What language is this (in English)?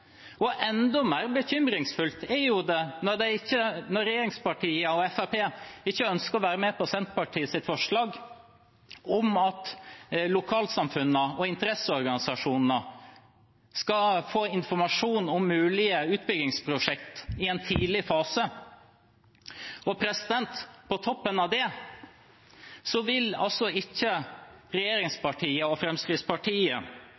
Norwegian Bokmål